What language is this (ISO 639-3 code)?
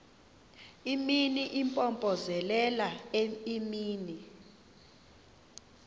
xho